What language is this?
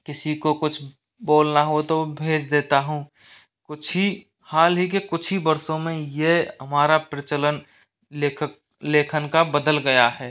Hindi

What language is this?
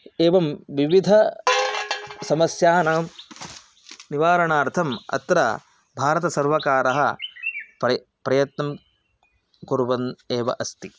Sanskrit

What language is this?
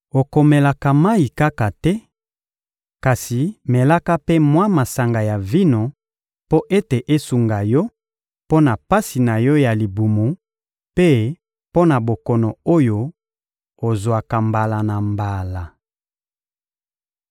Lingala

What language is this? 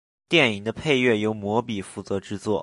Chinese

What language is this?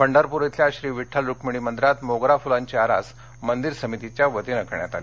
Marathi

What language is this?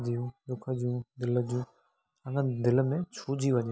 Sindhi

